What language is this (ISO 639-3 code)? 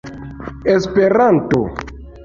epo